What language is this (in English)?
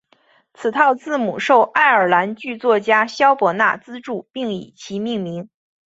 Chinese